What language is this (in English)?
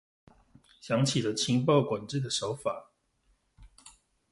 Chinese